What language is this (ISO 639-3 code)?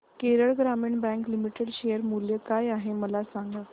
mar